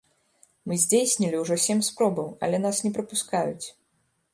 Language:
Belarusian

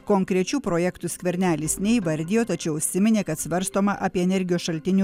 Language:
Lithuanian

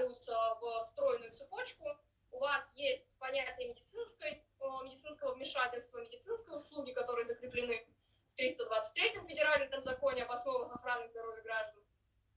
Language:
Russian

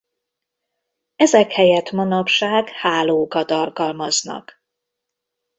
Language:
Hungarian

